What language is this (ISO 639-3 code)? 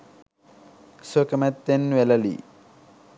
sin